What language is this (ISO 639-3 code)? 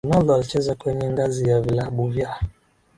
swa